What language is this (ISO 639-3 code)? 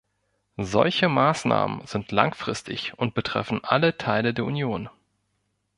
deu